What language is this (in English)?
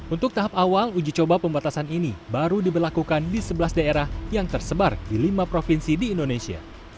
Indonesian